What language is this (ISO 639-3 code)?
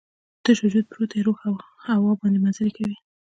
pus